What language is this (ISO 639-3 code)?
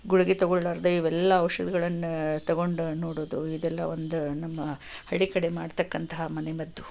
kan